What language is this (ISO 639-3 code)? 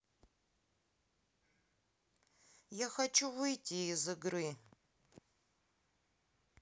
rus